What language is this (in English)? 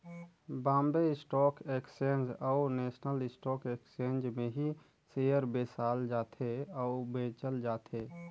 Chhattisgarhi